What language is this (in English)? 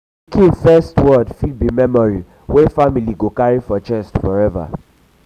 Nigerian Pidgin